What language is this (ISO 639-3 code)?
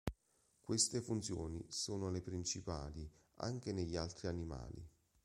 ita